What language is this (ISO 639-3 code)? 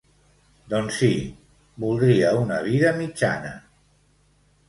cat